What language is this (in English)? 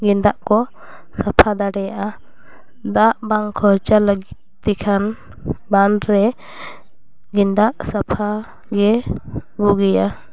Santali